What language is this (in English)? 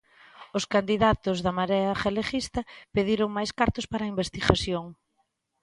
Galician